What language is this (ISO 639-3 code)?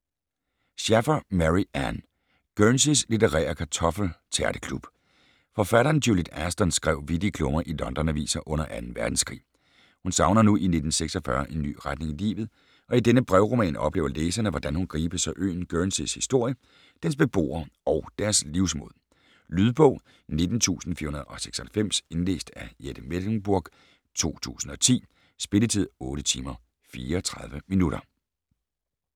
dan